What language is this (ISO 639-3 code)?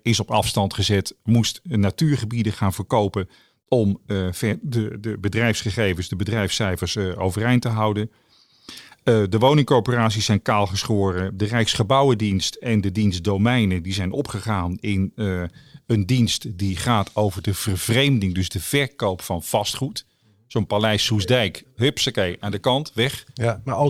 nld